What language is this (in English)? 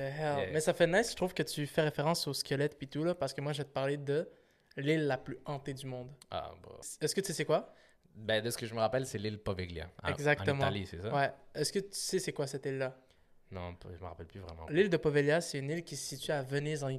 French